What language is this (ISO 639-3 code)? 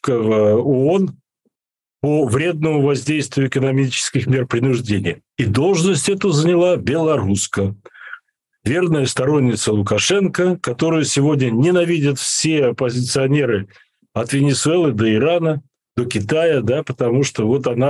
rus